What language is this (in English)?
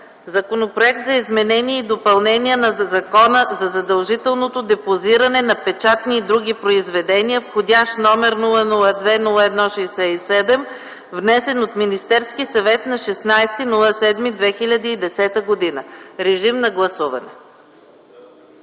Bulgarian